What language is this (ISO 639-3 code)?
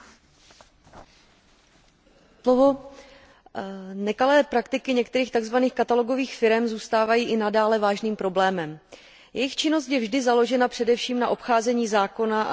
ces